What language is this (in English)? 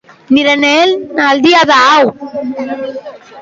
Basque